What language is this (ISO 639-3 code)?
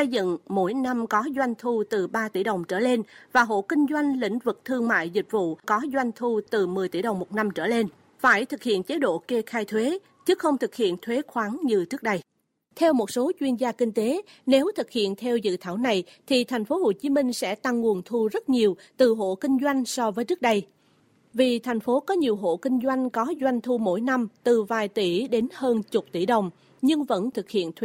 vie